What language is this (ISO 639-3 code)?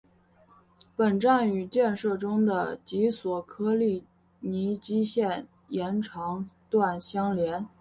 zho